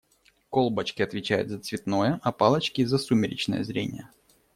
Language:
Russian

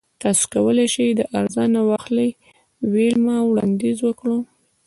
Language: Pashto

